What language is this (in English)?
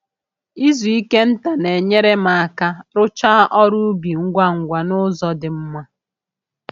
Igbo